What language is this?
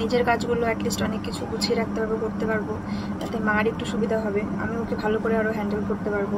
Bangla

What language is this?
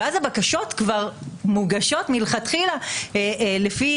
Hebrew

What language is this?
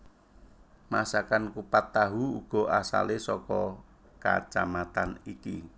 Javanese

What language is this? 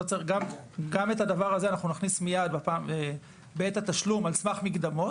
Hebrew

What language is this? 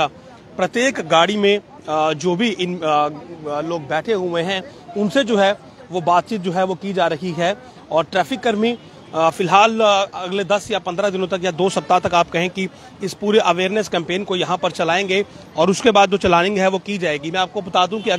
Hindi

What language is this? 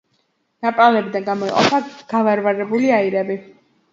Georgian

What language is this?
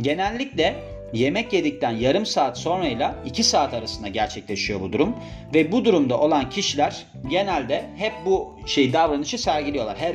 Turkish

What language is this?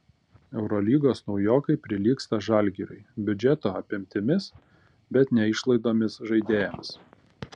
Lithuanian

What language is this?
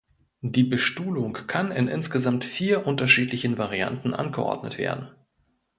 German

